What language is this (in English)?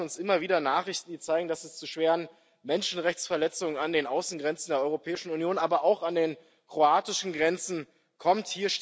German